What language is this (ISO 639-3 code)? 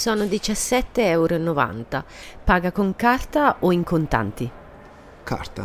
ita